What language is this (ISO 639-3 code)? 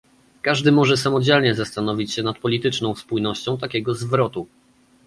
pol